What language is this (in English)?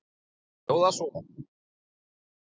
Icelandic